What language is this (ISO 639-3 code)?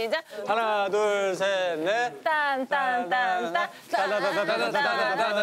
kor